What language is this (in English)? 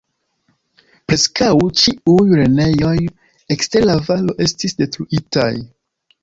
Esperanto